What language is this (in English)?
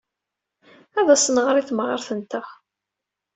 Kabyle